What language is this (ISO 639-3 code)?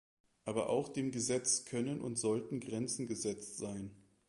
deu